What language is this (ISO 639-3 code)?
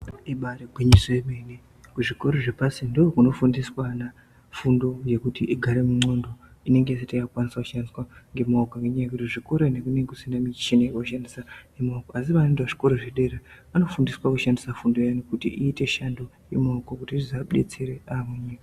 ndc